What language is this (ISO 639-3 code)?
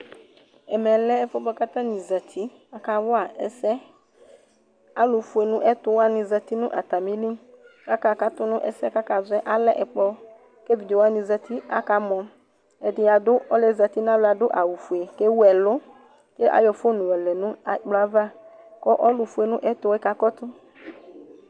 kpo